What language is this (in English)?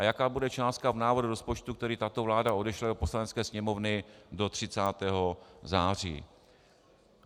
Czech